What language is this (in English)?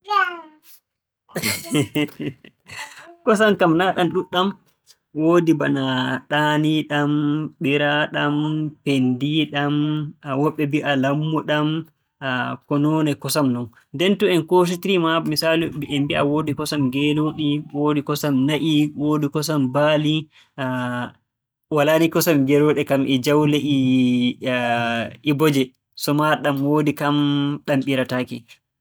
Borgu Fulfulde